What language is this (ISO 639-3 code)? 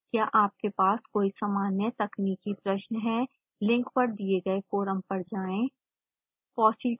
hin